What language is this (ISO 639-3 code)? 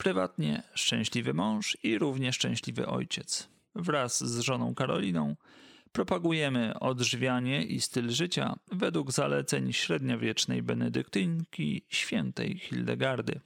pol